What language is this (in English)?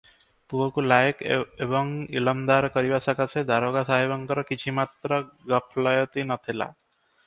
Odia